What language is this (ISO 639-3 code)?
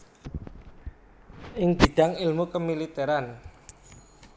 jav